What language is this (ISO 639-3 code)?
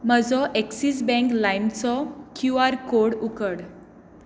kok